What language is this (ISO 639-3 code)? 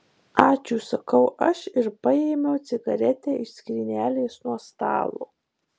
lit